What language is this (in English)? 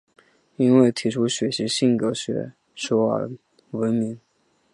Chinese